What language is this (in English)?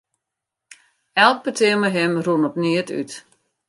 Western Frisian